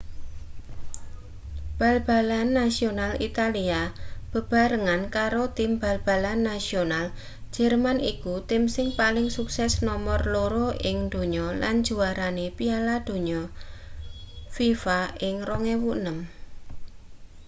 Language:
Javanese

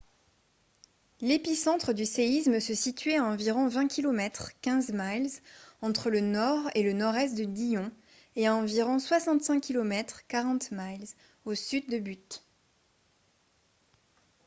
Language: French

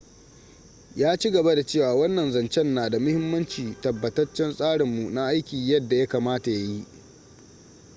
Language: Hausa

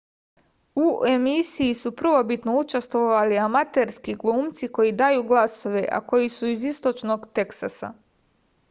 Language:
Serbian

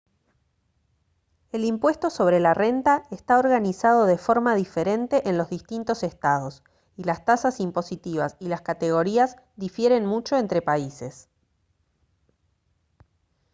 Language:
Spanish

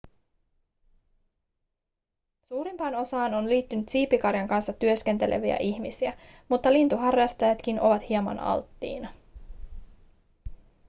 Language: Finnish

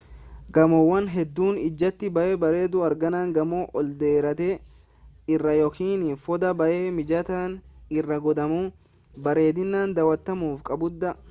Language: Oromo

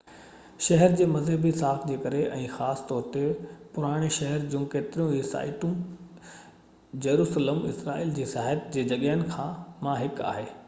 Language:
Sindhi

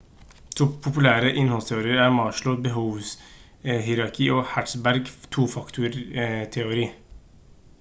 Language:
Norwegian Bokmål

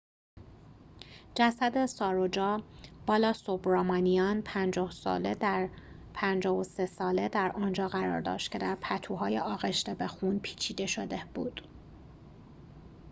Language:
Persian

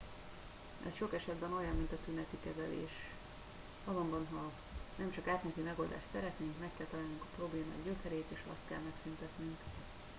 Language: Hungarian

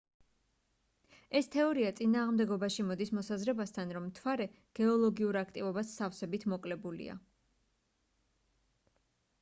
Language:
Georgian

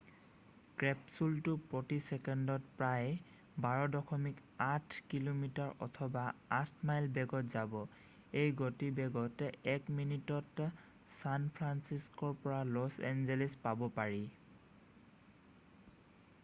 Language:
Assamese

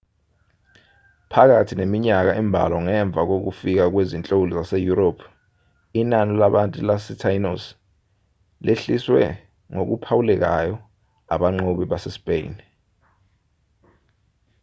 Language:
Zulu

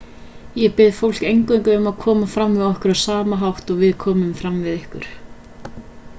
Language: Icelandic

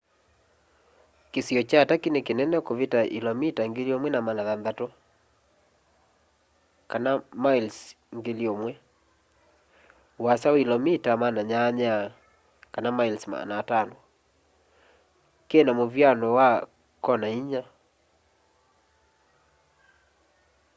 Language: Kamba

